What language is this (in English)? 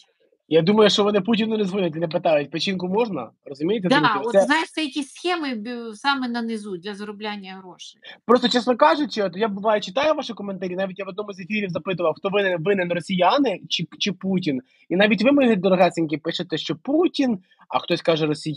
Ukrainian